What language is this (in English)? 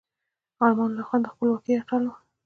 Pashto